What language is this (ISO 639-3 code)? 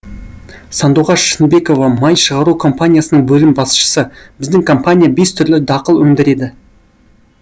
kaz